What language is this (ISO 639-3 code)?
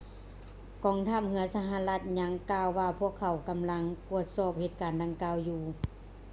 lao